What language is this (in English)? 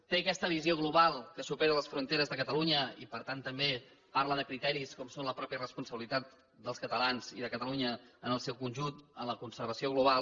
Catalan